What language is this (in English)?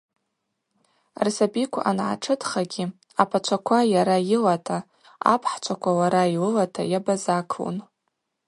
Abaza